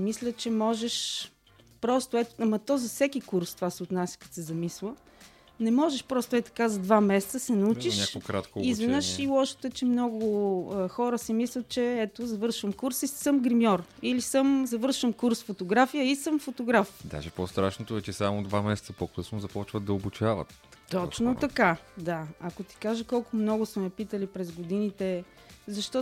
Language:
Bulgarian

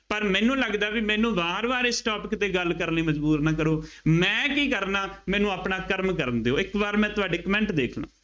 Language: Punjabi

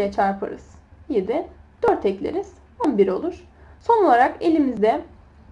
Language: Turkish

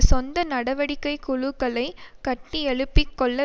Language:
Tamil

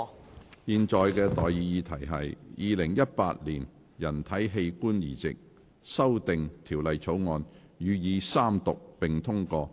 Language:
Cantonese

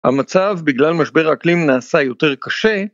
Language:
Hebrew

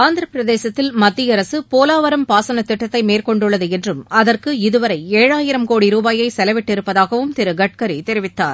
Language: Tamil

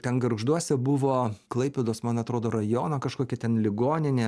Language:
Lithuanian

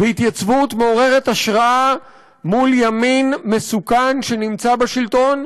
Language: Hebrew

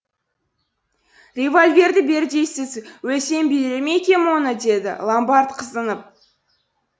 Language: Kazakh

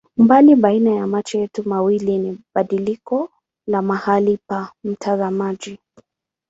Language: Swahili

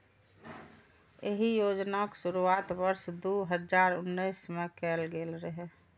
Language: Maithili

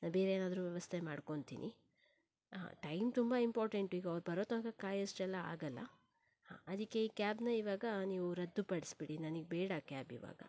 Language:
Kannada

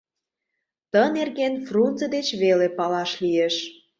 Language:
Mari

